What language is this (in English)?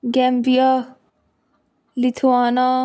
Punjabi